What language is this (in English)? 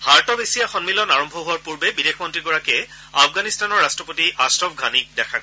Assamese